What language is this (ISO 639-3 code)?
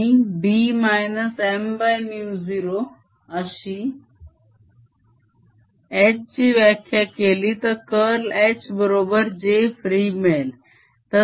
mar